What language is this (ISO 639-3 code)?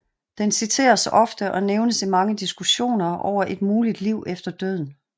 dan